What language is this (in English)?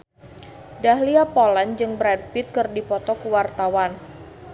Sundanese